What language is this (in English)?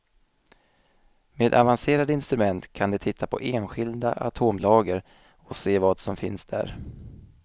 Swedish